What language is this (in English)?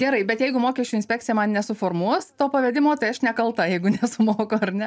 Lithuanian